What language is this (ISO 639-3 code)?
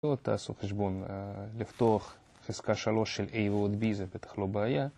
heb